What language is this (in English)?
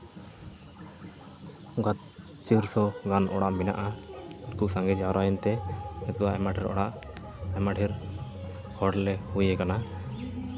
Santali